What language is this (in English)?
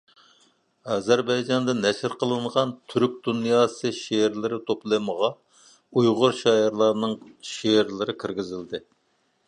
Uyghur